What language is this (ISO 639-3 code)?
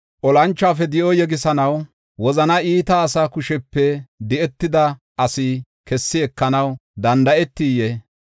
gof